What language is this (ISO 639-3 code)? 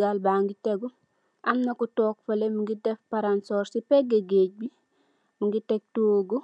wol